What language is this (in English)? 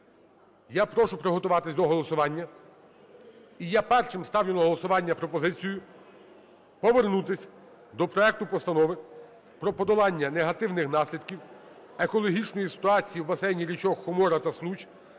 Ukrainian